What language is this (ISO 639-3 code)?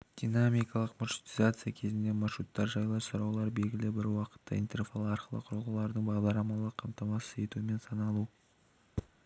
kaz